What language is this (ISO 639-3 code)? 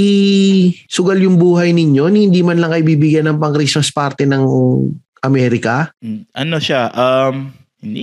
fil